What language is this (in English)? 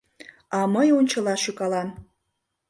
Mari